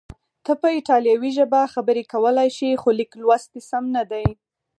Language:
Pashto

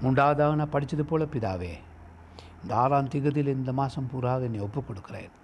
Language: Tamil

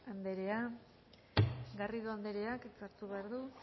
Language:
Basque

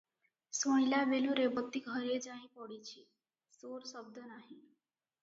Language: Odia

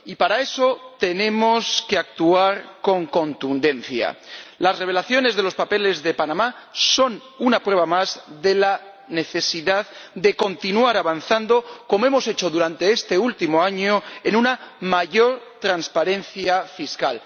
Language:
Spanish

